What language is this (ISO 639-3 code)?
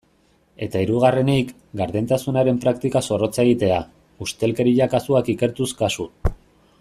eus